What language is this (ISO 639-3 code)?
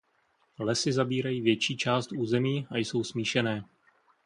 ces